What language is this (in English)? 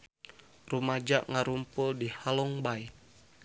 Sundanese